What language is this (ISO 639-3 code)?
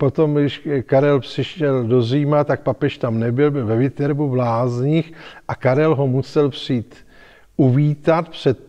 ces